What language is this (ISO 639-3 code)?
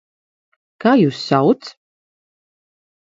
lav